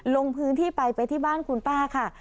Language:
Thai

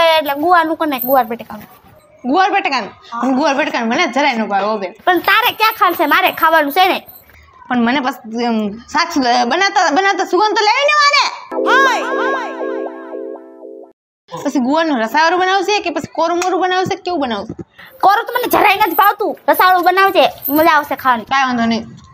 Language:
Gujarati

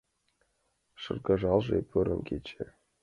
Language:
Mari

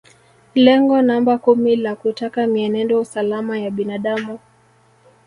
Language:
Swahili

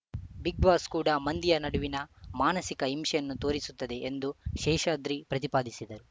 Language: Kannada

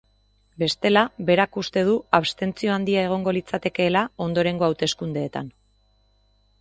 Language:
Basque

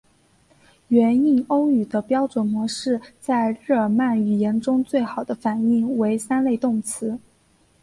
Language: Chinese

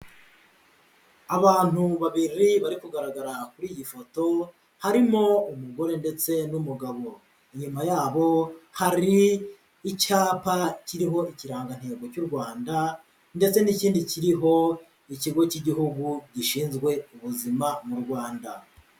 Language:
Kinyarwanda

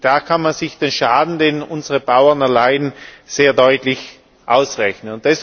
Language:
German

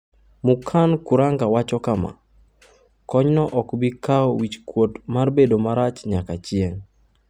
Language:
Luo (Kenya and Tanzania)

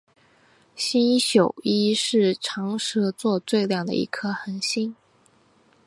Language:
Chinese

